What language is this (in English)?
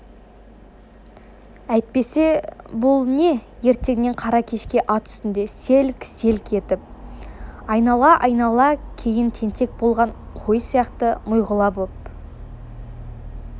Kazakh